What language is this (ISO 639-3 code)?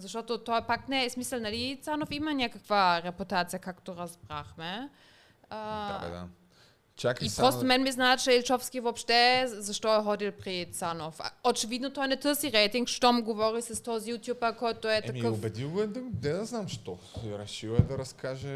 bul